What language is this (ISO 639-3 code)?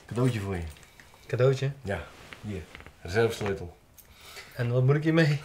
nld